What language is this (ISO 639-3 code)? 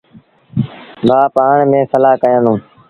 sbn